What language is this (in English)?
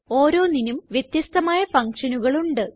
Malayalam